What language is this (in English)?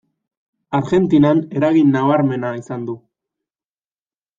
Basque